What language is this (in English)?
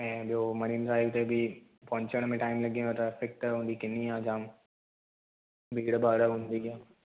Sindhi